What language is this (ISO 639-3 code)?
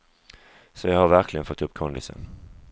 swe